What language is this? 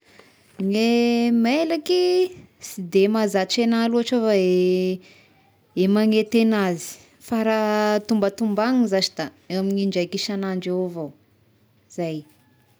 Tesaka Malagasy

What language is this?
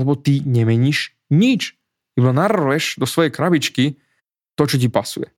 Slovak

